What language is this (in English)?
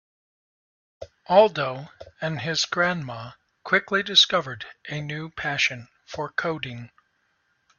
English